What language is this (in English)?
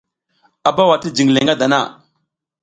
South Giziga